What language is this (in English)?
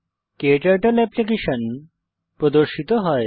Bangla